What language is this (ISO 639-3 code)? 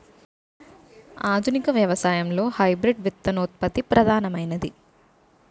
tel